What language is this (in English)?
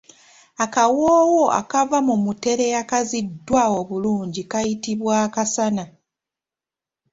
Ganda